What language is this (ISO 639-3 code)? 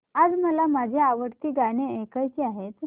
mar